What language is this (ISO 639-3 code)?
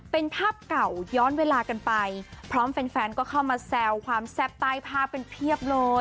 tha